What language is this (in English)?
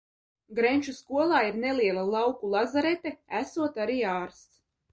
Latvian